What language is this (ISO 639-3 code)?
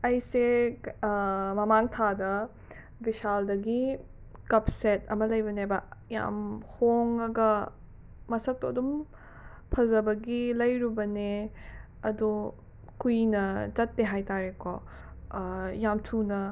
mni